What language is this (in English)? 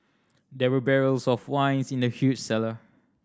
English